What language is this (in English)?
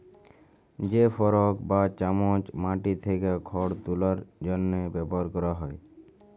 Bangla